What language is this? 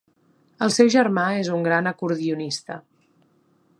Catalan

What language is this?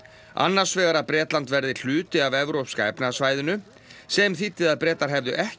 Icelandic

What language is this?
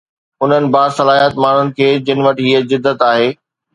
Sindhi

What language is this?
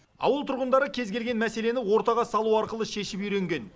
Kazakh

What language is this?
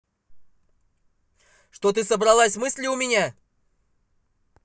Russian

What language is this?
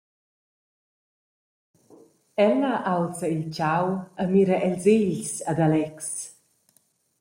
Romansh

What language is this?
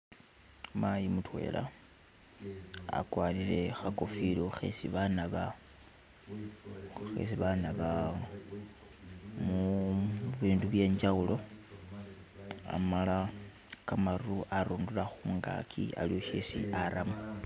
Masaaba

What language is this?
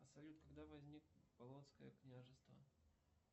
Russian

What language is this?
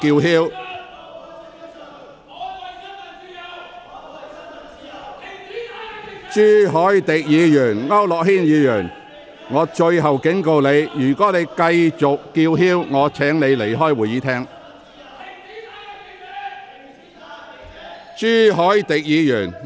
Cantonese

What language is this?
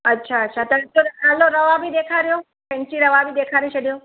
Sindhi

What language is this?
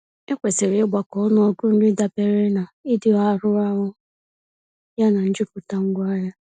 Igbo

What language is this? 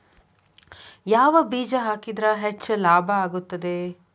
Kannada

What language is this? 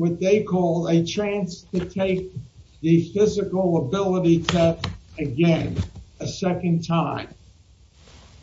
English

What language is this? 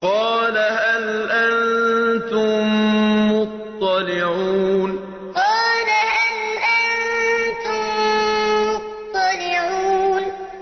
Arabic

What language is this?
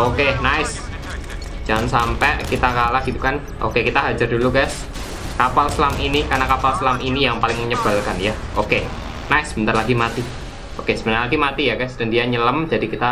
Indonesian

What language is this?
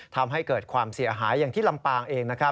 Thai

